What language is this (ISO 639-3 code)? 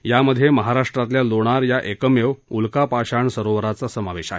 mar